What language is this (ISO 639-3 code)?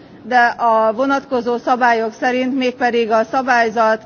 hun